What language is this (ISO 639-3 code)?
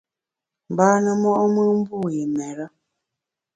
bax